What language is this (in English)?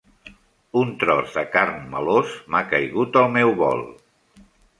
Catalan